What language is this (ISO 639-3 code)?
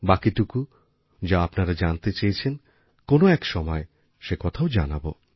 ben